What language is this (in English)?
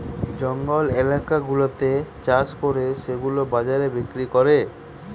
Bangla